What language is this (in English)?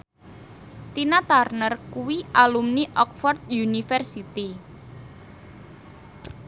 Javanese